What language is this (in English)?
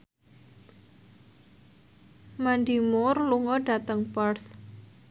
Javanese